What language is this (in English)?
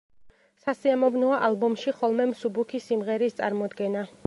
Georgian